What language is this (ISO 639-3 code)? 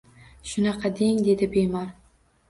uzb